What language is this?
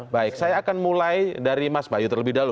Indonesian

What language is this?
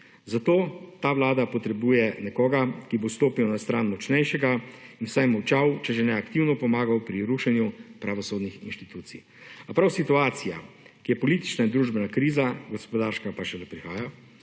Slovenian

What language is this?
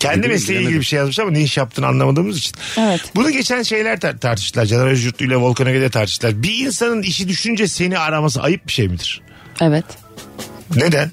Turkish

